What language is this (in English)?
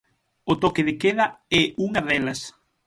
Galician